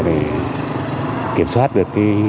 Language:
Vietnamese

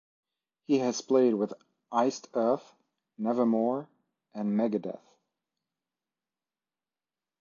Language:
English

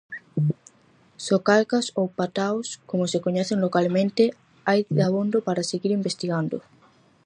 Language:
Galician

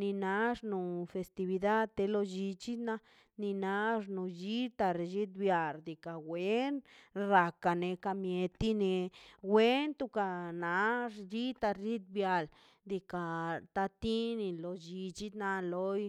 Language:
Mazaltepec Zapotec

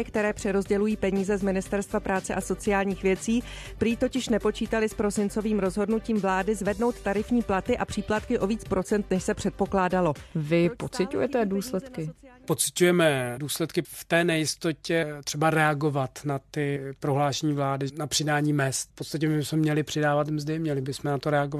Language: Czech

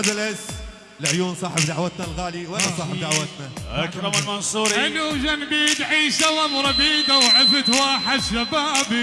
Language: Arabic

